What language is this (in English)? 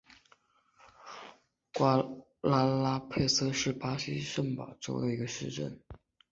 Chinese